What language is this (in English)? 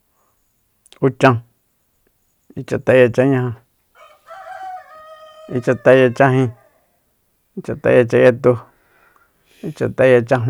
Soyaltepec Mazatec